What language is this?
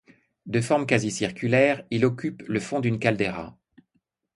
French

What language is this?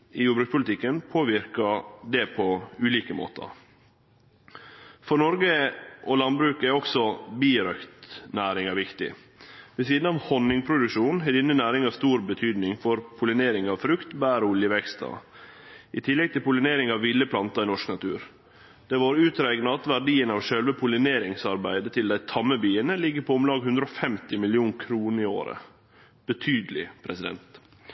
Norwegian Nynorsk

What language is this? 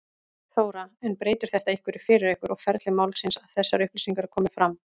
Icelandic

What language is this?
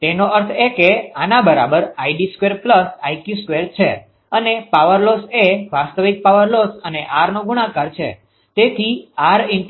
Gujarati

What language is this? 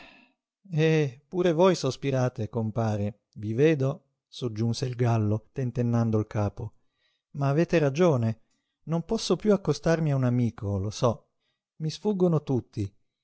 Italian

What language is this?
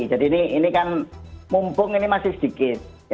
Indonesian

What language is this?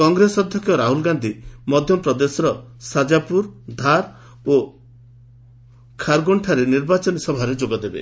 Odia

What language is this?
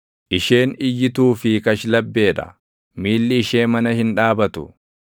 Oromo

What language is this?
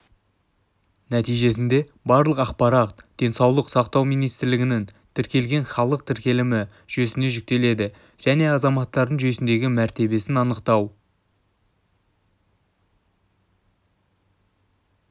Kazakh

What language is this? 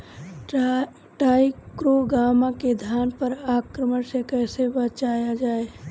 Bhojpuri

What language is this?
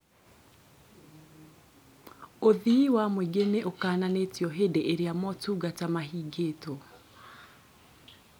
Kikuyu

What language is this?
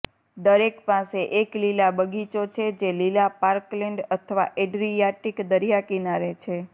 Gujarati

